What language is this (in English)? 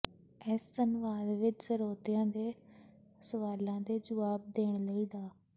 Punjabi